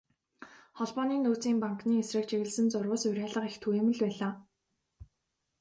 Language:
Mongolian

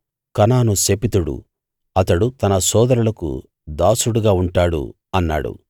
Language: Telugu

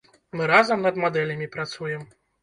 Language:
Belarusian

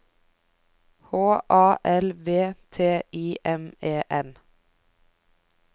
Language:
Norwegian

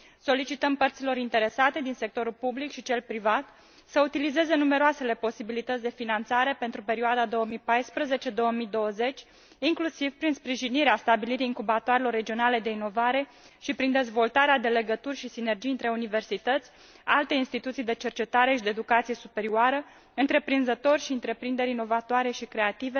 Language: Romanian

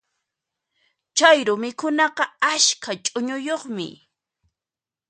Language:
Puno Quechua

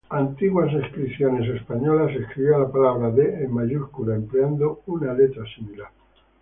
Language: Spanish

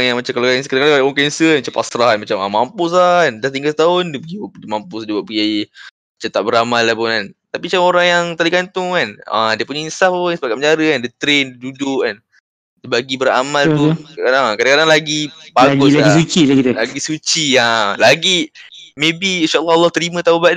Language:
Malay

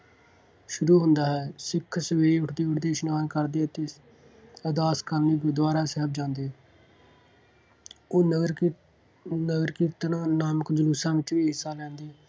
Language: Punjabi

